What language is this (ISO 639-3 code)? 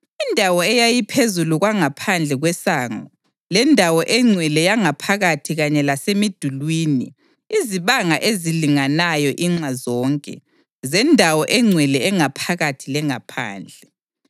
nde